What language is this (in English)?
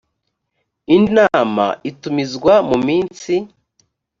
Kinyarwanda